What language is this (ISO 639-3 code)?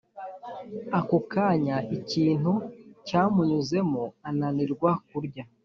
kin